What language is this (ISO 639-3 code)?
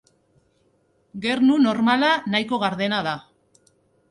eus